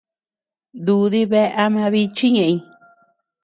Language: Tepeuxila Cuicatec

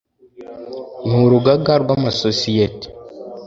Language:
Kinyarwanda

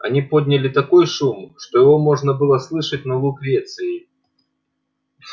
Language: Russian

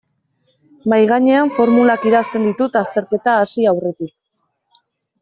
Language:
Basque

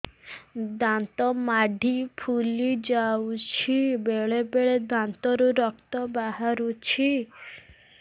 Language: Odia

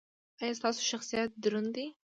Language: Pashto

